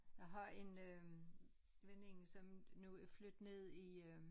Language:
Danish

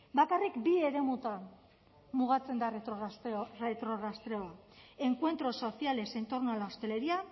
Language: Spanish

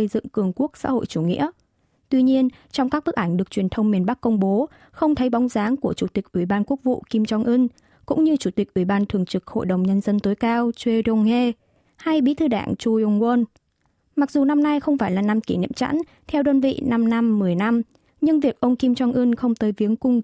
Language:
Vietnamese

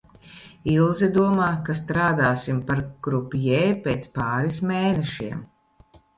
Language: Latvian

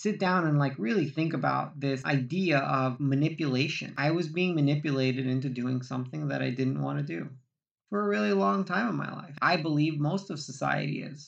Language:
English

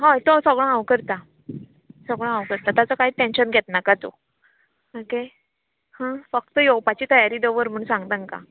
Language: Konkani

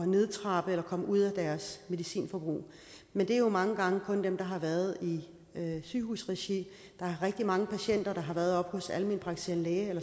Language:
Danish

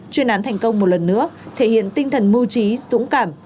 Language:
Vietnamese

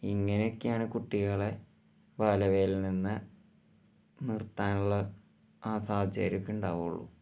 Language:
Malayalam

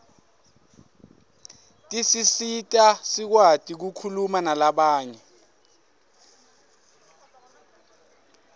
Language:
Swati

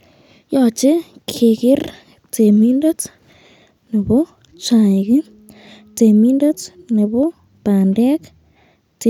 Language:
Kalenjin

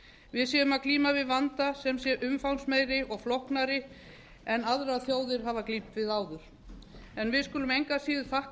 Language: Icelandic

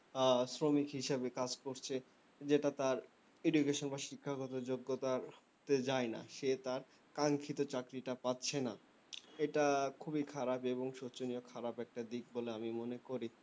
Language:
Bangla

